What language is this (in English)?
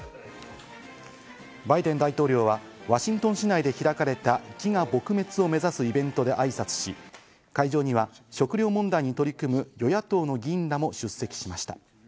Japanese